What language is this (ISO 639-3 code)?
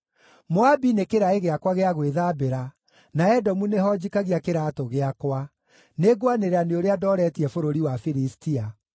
kik